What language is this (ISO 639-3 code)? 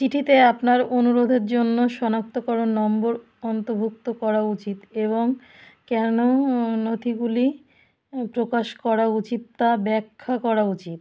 ben